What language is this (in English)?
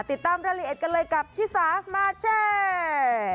Thai